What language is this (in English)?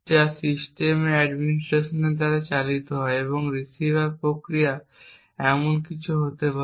Bangla